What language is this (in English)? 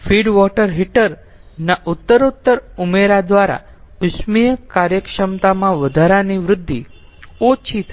Gujarati